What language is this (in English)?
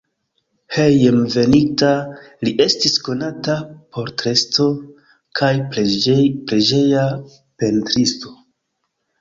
Esperanto